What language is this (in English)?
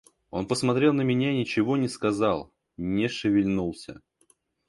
Russian